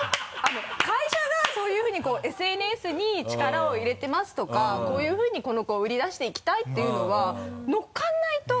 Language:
Japanese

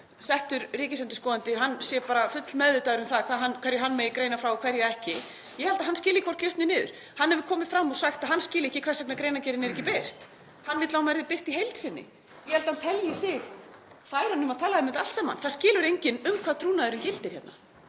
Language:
Icelandic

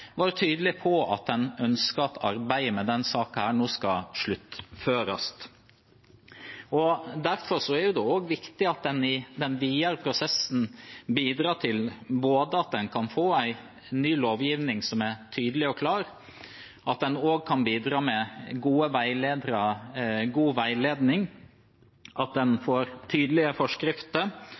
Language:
Norwegian Bokmål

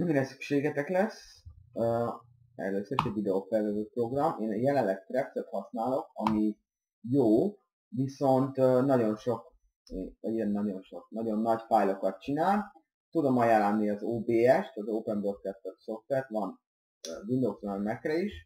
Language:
Hungarian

